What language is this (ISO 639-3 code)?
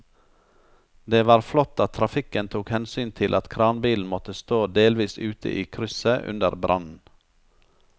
nor